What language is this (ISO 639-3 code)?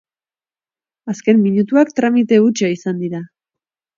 eus